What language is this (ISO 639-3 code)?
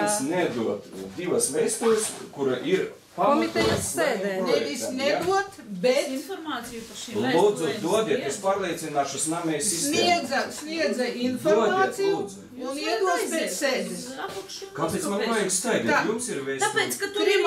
lav